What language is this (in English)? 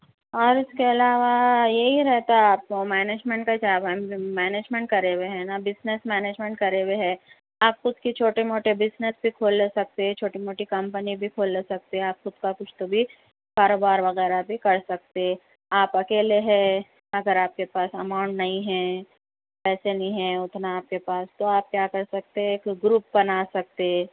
Urdu